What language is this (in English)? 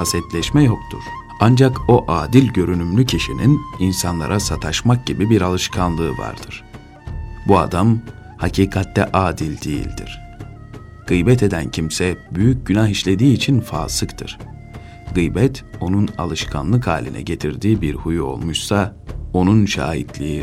Turkish